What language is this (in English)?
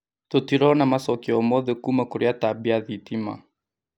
Kikuyu